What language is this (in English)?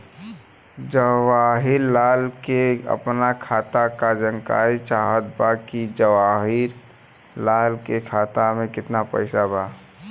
Bhojpuri